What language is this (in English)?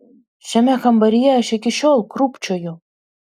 Lithuanian